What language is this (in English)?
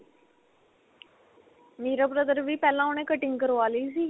Punjabi